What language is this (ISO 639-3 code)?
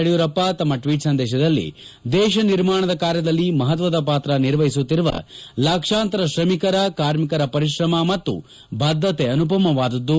kan